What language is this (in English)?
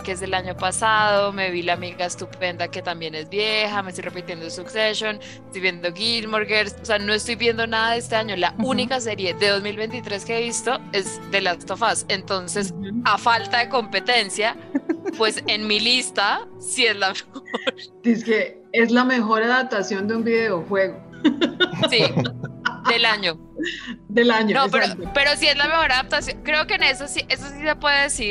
Spanish